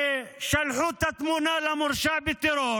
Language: Hebrew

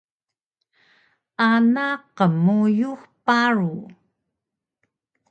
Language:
Taroko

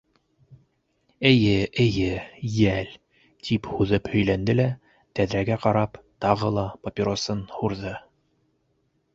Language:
Bashkir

